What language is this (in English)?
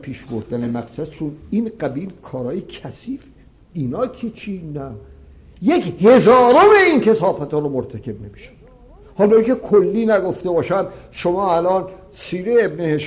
Persian